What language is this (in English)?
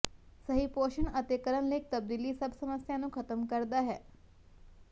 Punjabi